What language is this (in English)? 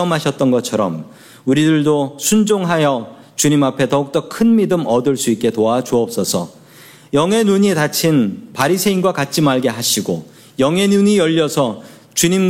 Korean